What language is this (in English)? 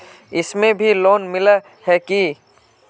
Magahi